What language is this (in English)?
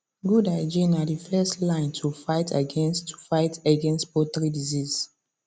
Nigerian Pidgin